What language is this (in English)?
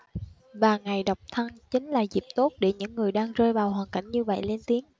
Vietnamese